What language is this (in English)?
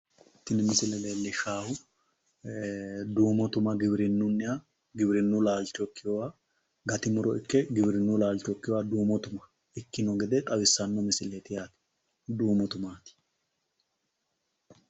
Sidamo